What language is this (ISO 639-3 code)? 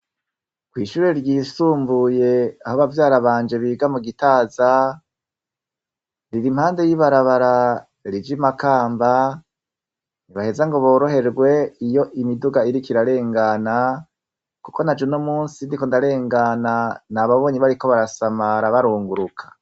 run